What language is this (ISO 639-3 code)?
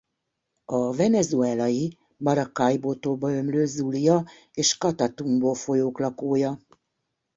hun